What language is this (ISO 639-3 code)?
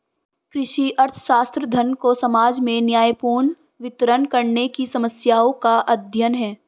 hin